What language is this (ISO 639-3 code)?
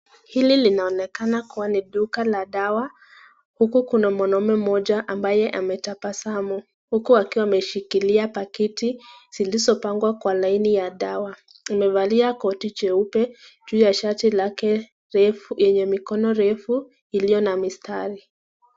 swa